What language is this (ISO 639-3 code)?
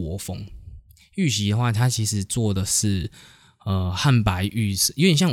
zho